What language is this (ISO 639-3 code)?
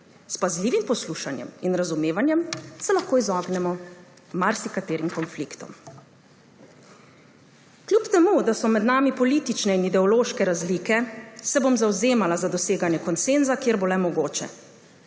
slv